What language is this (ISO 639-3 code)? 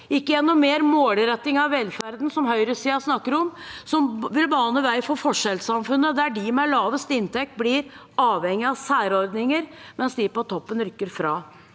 nor